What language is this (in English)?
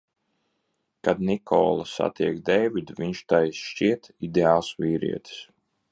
Latvian